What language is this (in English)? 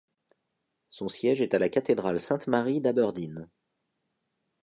French